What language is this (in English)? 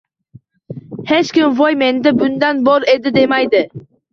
Uzbek